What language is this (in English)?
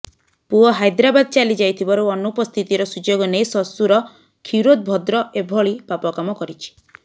Odia